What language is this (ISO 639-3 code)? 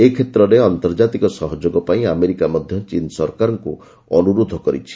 ori